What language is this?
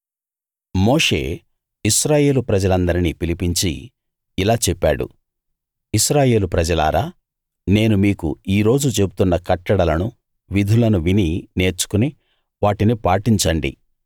Telugu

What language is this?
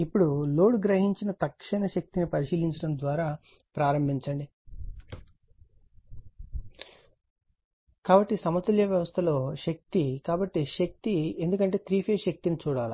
Telugu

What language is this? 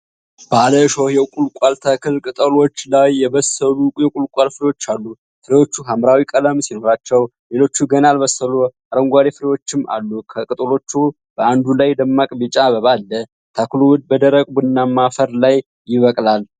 Amharic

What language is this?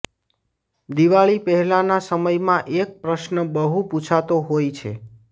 Gujarati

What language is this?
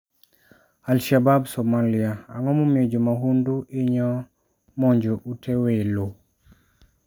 Luo (Kenya and Tanzania)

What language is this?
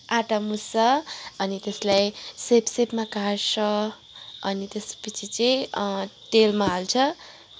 Nepali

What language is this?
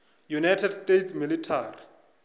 Northern Sotho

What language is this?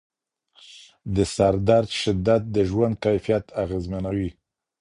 Pashto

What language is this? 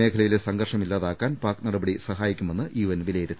Malayalam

